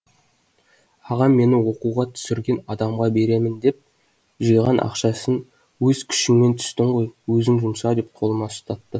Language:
Kazakh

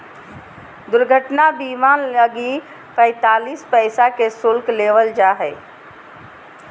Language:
Magahi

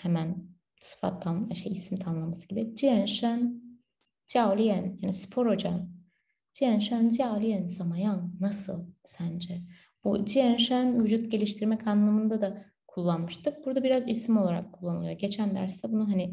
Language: Turkish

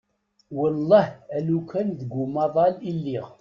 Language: Kabyle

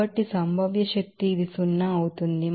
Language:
Telugu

